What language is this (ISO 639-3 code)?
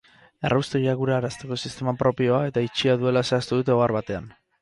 eus